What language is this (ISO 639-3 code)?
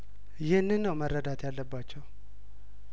amh